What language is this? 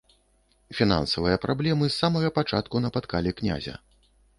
Belarusian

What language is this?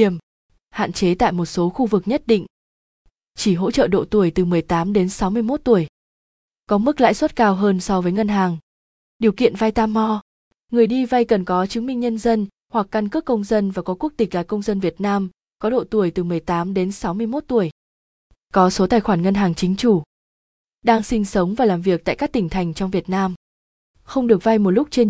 Vietnamese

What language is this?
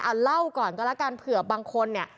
Thai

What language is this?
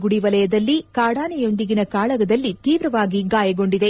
Kannada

